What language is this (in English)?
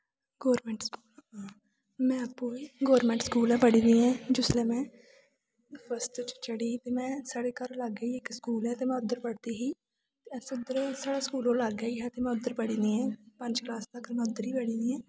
Dogri